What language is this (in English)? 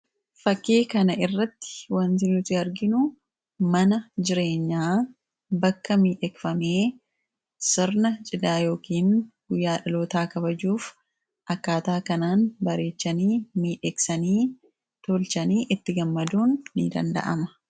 Oromo